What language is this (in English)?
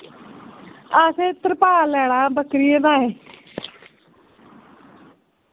Dogri